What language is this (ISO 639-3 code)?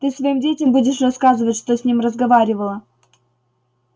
rus